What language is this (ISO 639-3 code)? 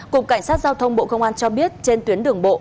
vie